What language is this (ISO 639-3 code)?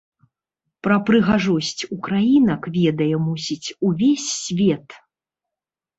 bel